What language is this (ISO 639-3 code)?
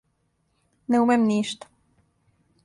srp